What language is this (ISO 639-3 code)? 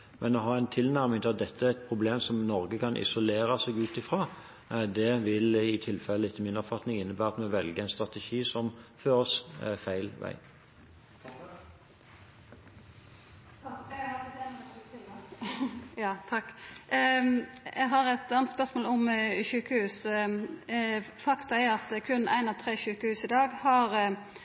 nor